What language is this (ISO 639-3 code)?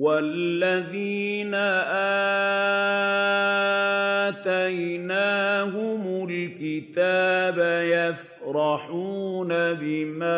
ara